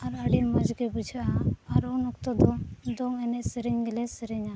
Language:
Santali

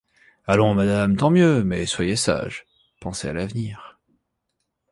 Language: French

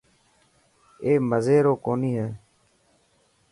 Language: Dhatki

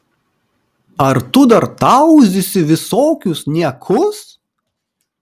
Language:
Lithuanian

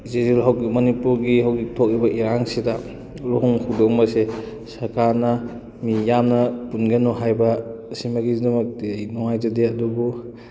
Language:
Manipuri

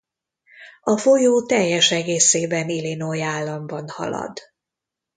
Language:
Hungarian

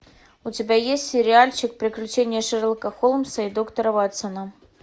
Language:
Russian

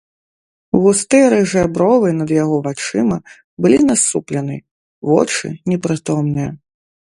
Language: Belarusian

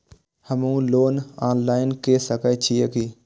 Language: Maithili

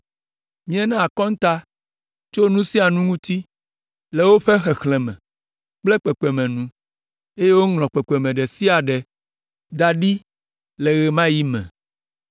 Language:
Ewe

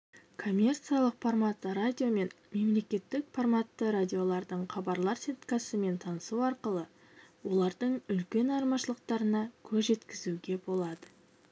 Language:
Kazakh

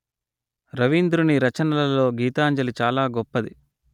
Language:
Telugu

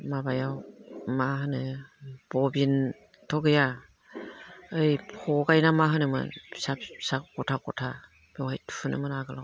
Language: Bodo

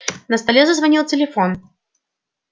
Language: Russian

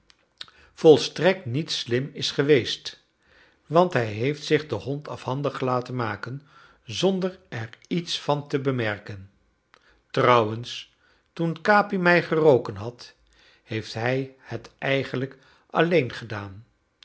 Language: Dutch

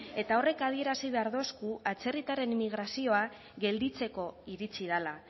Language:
Basque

